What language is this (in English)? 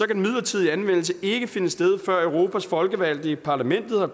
Danish